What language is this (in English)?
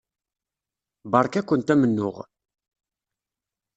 Kabyle